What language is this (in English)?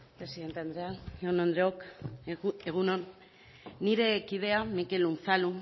Basque